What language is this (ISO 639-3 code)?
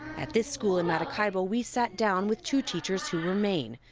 eng